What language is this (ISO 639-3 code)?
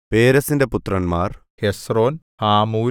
mal